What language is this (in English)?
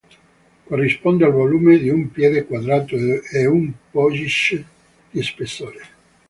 Italian